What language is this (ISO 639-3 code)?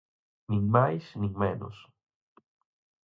glg